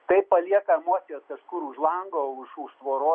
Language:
Lithuanian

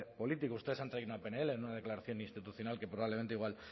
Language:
Spanish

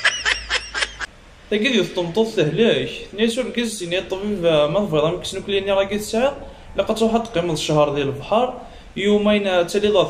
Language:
Arabic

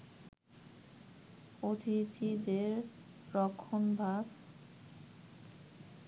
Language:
Bangla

